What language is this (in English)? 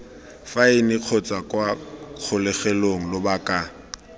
Tswana